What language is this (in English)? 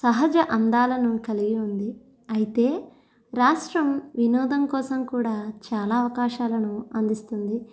Telugu